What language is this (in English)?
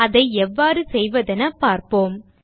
Tamil